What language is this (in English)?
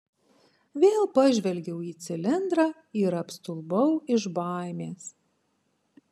Lithuanian